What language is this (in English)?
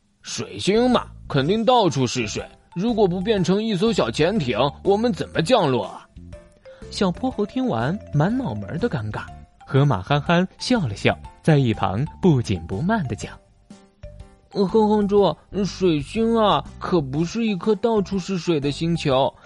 Chinese